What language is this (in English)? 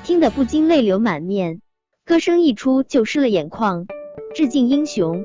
Chinese